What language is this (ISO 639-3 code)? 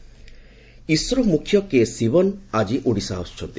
ori